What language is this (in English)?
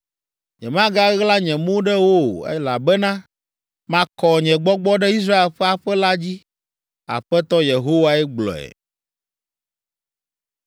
Ewe